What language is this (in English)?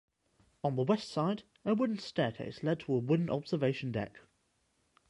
English